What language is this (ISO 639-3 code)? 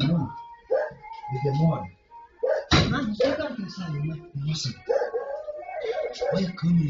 por